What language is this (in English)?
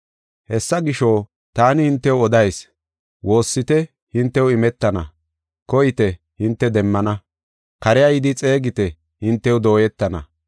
Gofa